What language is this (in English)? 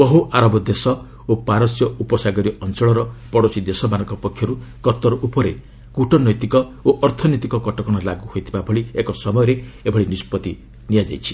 Odia